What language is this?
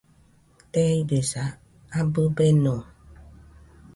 Nüpode Huitoto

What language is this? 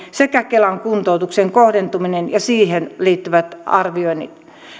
Finnish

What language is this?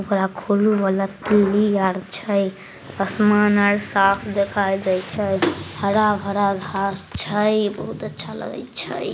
Magahi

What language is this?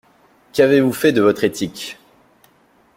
French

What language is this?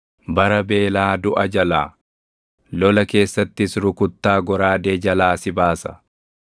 Oromo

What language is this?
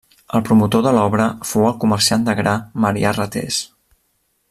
Catalan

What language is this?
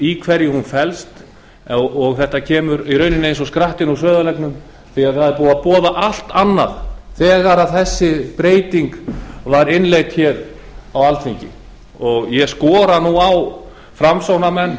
Icelandic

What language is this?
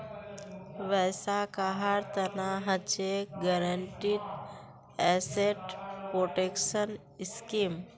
Magahi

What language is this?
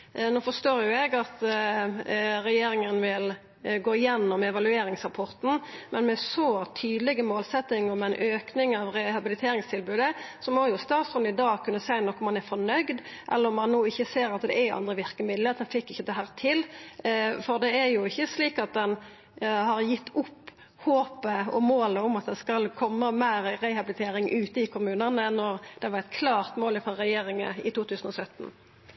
Norwegian Nynorsk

